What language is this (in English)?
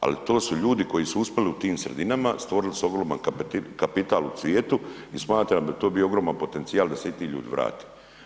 Croatian